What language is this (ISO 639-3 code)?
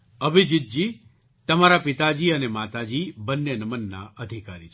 guj